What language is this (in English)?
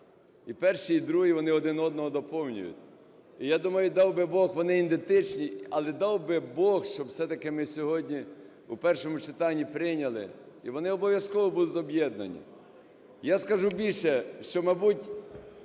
Ukrainian